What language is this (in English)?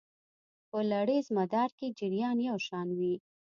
Pashto